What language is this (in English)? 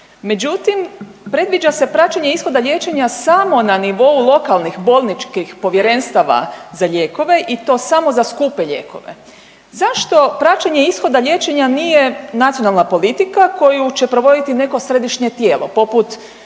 Croatian